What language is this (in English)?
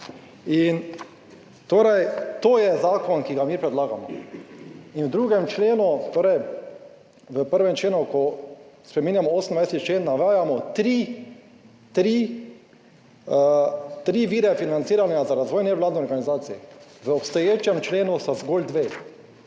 Slovenian